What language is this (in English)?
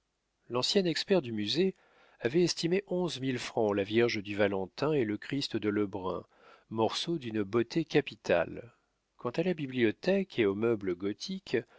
French